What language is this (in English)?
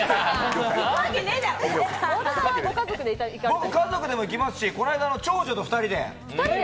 Japanese